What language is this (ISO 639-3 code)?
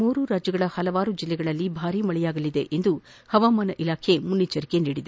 kan